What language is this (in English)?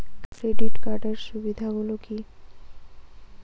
Bangla